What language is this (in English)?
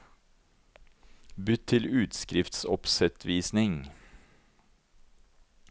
Norwegian